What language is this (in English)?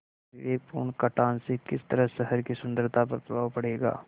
Hindi